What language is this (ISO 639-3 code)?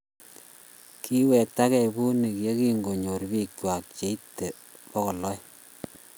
kln